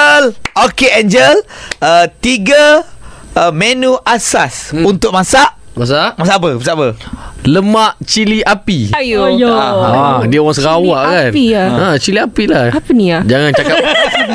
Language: Malay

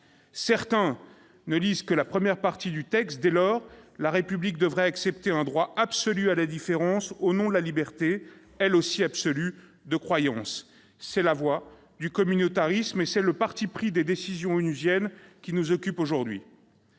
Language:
French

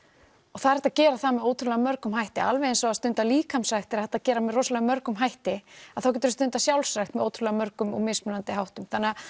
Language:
Icelandic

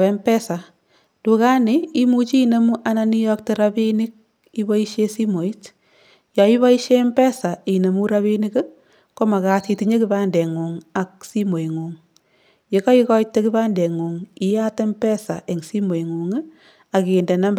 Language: Kalenjin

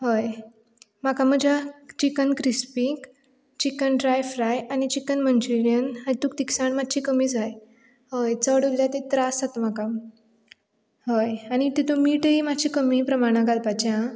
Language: Konkani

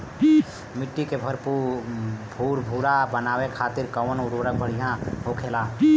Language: Bhojpuri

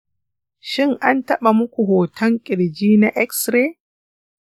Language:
Hausa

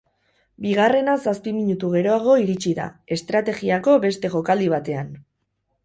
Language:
Basque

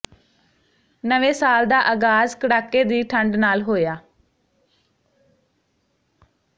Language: Punjabi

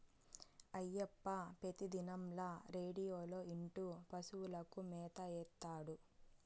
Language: Telugu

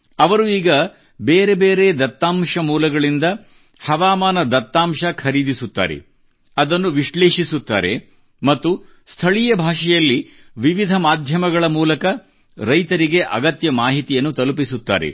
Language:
Kannada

